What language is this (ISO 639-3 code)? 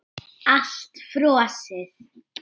isl